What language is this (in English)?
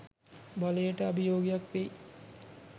Sinhala